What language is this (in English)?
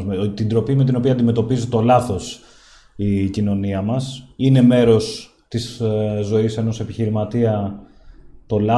Greek